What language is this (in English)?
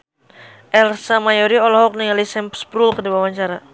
Sundanese